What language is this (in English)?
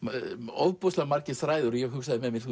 Icelandic